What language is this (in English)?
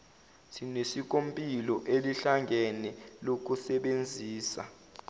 Zulu